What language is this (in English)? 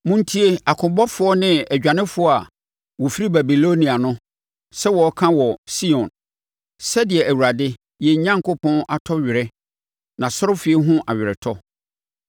Akan